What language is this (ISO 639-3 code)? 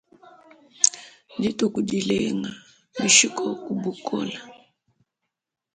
lua